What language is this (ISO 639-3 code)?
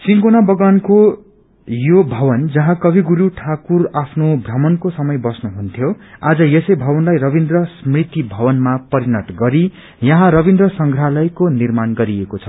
nep